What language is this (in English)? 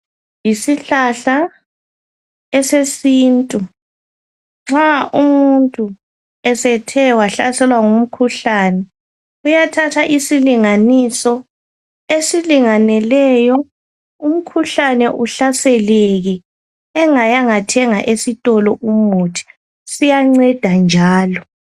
North Ndebele